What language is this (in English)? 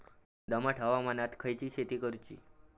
Marathi